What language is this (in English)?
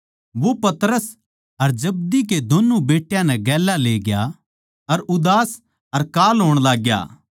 Haryanvi